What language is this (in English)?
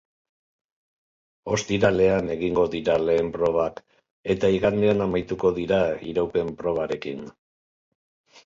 Basque